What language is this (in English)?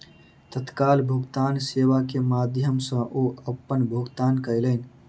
Maithili